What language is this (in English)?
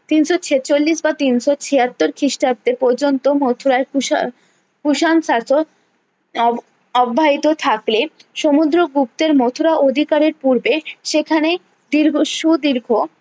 Bangla